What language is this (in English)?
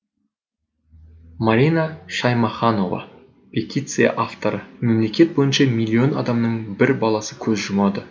Kazakh